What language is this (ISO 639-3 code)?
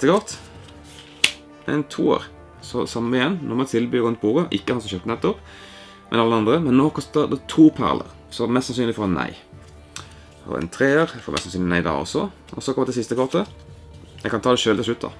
nld